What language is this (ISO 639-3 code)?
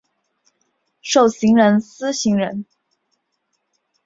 zho